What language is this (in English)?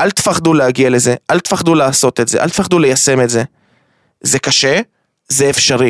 Hebrew